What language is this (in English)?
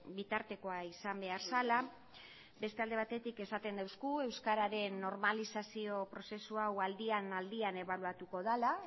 Basque